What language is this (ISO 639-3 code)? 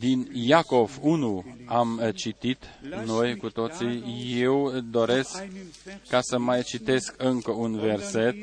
ron